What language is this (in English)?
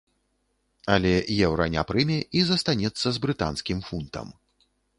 Belarusian